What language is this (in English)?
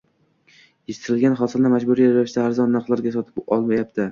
Uzbek